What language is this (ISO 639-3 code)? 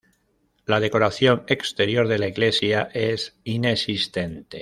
spa